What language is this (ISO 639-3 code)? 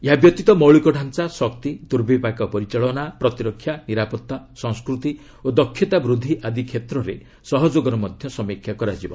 ori